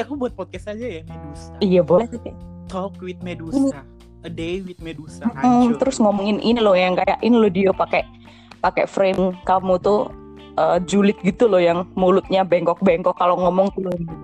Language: Indonesian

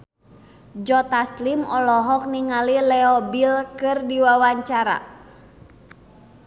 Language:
Sundanese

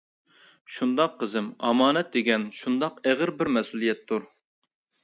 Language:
Uyghur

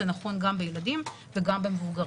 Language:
Hebrew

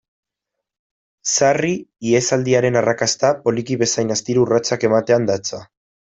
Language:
Basque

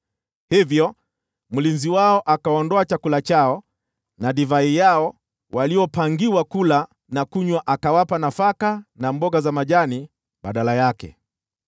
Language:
Swahili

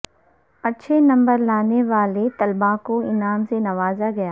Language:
Urdu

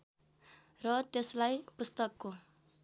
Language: Nepali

